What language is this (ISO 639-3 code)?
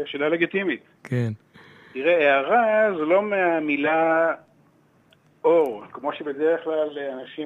heb